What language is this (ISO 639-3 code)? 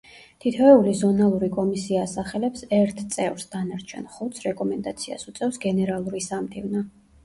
kat